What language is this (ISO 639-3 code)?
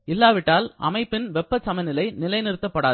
tam